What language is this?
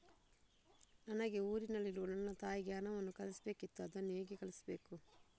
Kannada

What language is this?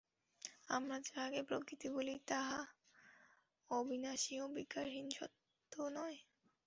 Bangla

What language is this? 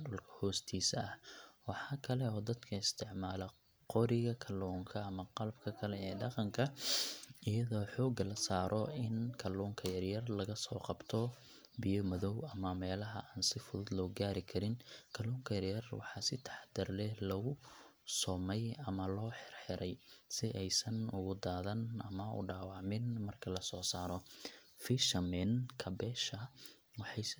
Somali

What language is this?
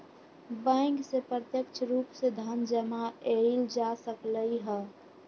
Magahi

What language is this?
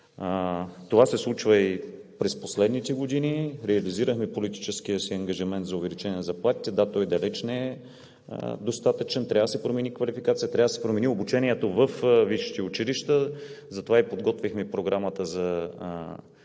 Bulgarian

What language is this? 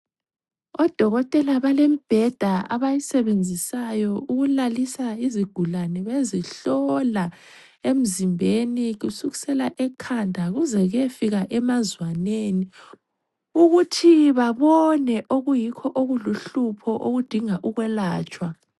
North Ndebele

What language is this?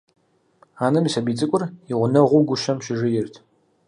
Kabardian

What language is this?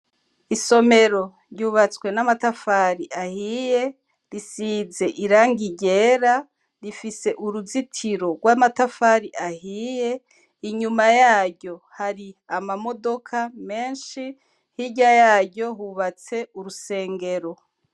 Rundi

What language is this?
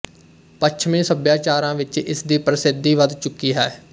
Punjabi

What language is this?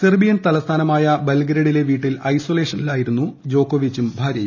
Malayalam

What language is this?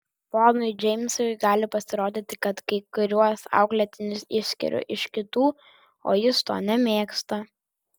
Lithuanian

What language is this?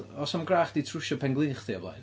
Welsh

